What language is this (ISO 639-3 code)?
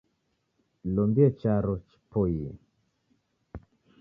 dav